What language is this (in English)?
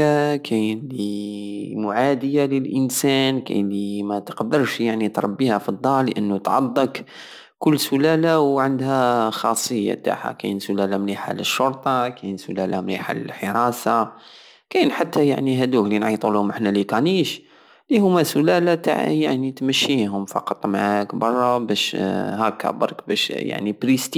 Algerian Saharan Arabic